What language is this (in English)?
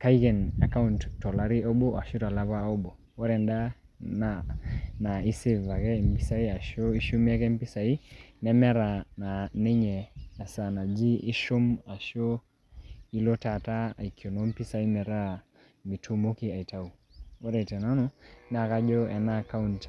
Masai